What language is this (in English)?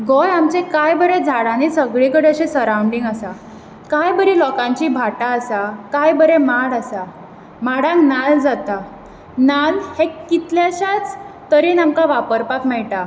Konkani